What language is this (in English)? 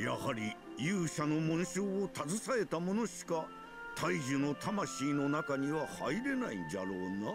Japanese